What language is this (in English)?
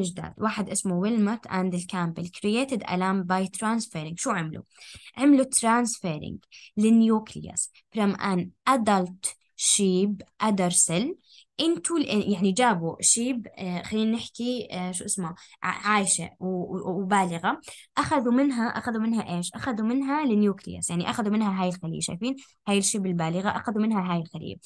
Arabic